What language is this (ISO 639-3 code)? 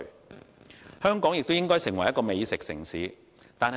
yue